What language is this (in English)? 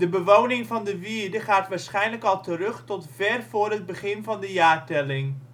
Dutch